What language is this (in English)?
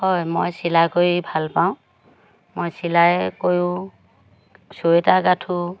Assamese